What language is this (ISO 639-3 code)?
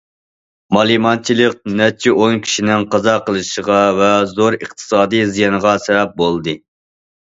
uig